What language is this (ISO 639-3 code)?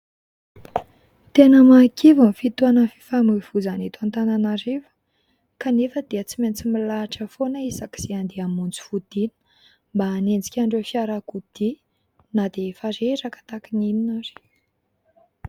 mlg